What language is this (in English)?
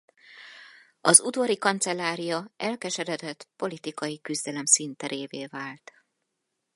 Hungarian